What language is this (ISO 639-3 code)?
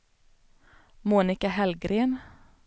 swe